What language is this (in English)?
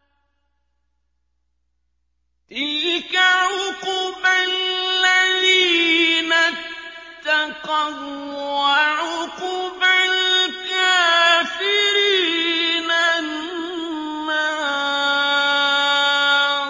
Arabic